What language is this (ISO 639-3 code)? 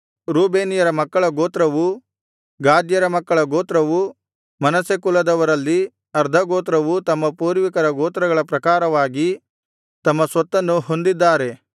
kan